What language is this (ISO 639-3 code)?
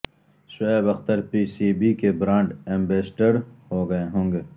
urd